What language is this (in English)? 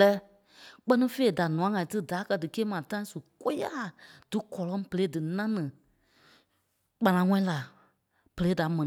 Kpelle